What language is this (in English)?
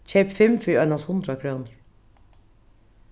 Faroese